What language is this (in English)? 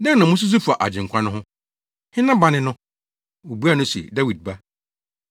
Akan